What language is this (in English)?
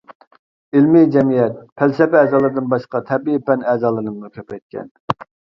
Uyghur